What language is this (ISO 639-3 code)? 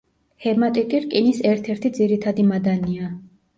kat